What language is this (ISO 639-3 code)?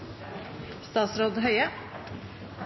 nno